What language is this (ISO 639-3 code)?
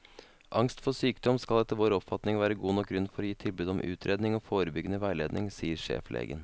nor